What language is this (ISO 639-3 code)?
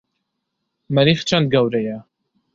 ckb